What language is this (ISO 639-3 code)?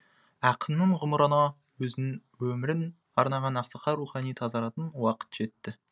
kaz